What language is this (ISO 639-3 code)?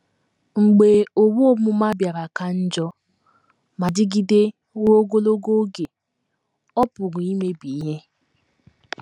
ibo